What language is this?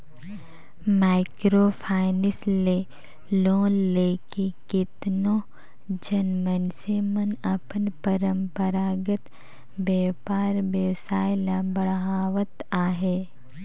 Chhattisgarhi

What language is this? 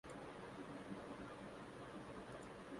Urdu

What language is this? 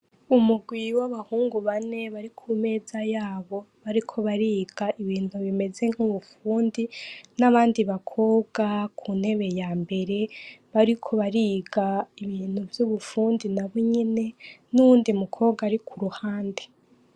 Rundi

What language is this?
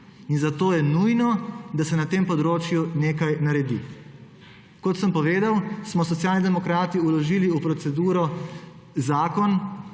Slovenian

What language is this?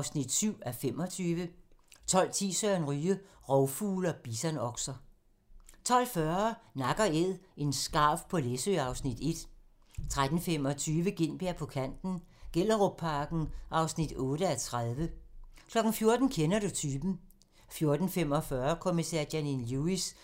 Danish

